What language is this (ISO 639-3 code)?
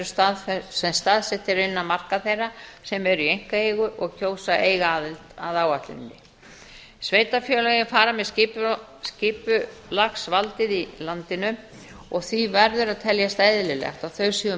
isl